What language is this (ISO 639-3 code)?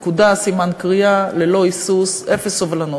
heb